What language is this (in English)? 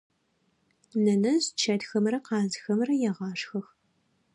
Adyghe